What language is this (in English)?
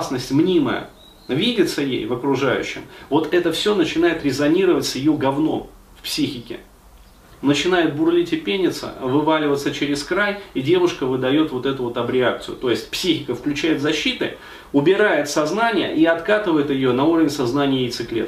Russian